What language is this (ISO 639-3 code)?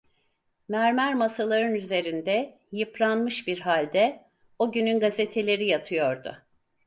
tur